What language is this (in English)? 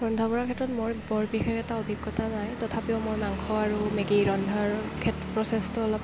Assamese